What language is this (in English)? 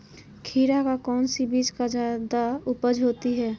Magahi